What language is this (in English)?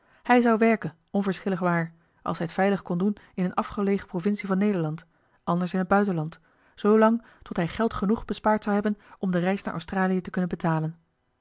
Dutch